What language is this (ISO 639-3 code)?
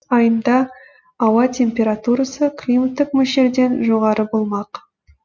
kaz